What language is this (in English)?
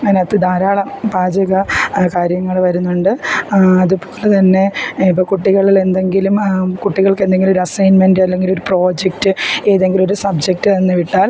Malayalam